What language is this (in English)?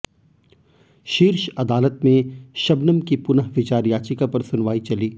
Hindi